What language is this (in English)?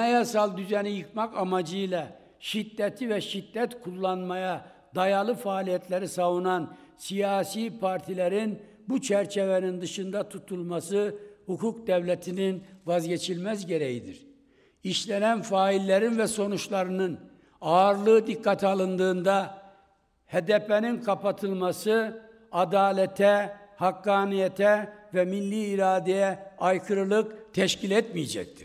Turkish